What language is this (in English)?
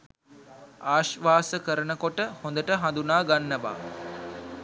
Sinhala